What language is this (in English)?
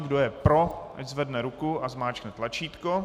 Czech